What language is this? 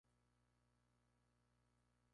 Spanish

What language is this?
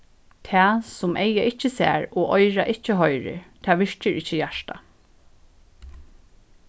Faroese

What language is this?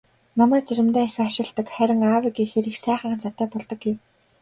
Mongolian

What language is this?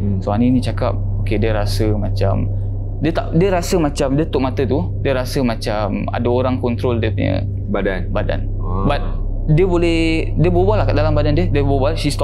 Malay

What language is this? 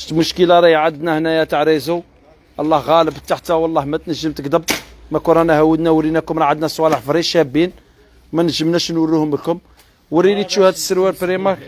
Arabic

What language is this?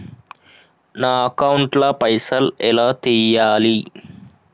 Telugu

